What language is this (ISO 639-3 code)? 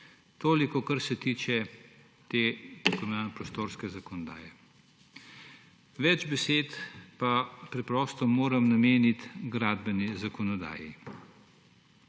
slv